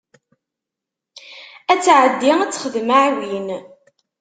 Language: Kabyle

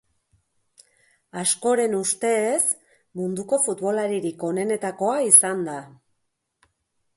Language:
Basque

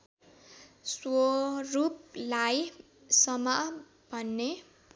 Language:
Nepali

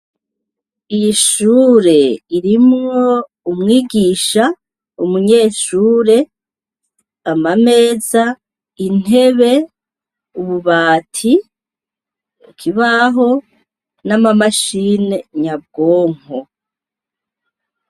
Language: Rundi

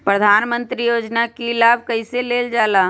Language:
Magahi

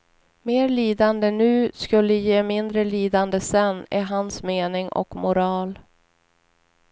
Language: Swedish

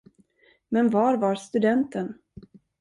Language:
Swedish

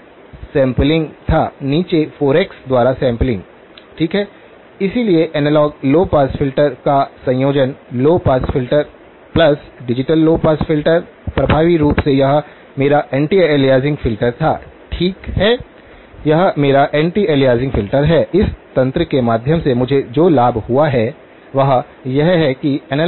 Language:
Hindi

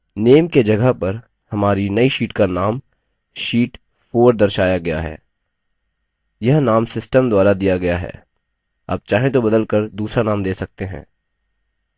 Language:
Hindi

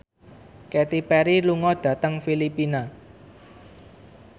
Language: Javanese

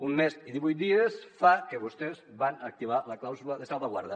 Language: Catalan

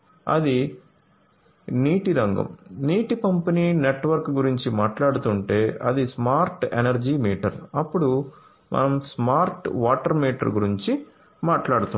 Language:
Telugu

